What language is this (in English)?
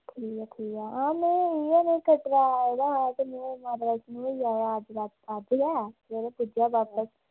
Dogri